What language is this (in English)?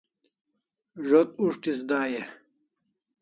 Kalasha